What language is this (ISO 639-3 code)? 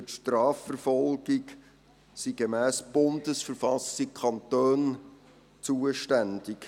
gsw